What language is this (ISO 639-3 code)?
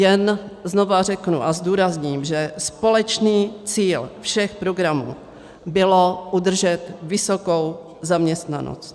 ces